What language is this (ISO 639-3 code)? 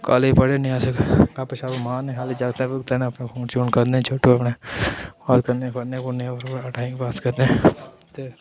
doi